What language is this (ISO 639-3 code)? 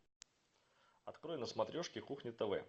rus